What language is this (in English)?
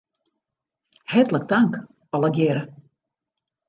Western Frisian